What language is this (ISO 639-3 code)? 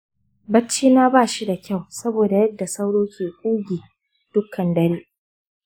hau